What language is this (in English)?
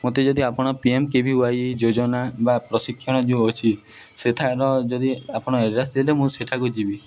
Odia